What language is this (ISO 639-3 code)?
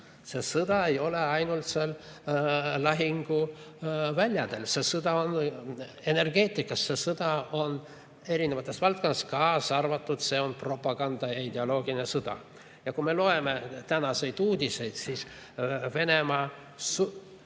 est